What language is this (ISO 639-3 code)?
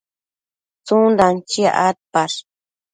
mcf